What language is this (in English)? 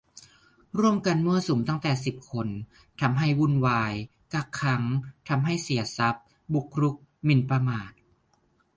Thai